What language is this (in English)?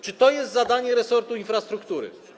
Polish